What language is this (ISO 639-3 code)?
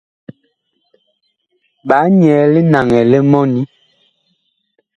bkh